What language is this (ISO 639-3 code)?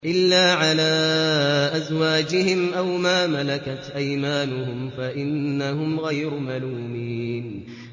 ara